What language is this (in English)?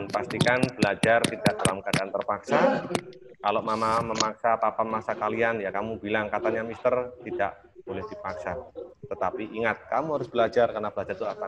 Indonesian